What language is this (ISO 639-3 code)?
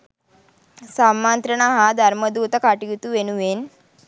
sin